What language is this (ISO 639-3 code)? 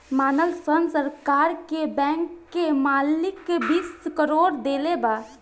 bho